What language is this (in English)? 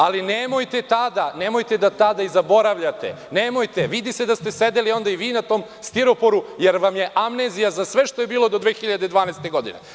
Serbian